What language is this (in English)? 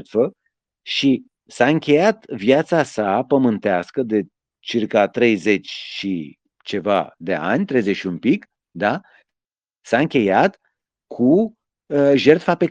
Romanian